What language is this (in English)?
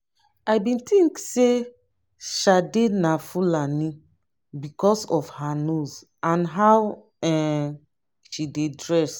Nigerian Pidgin